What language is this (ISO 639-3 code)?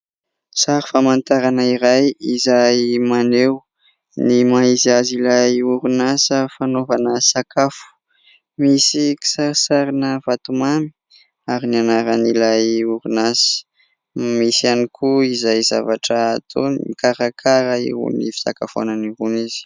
mlg